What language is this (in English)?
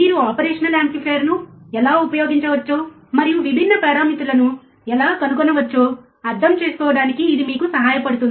Telugu